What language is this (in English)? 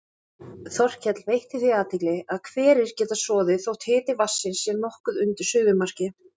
Icelandic